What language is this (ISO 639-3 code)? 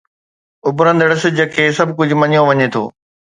snd